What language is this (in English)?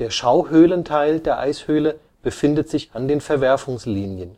German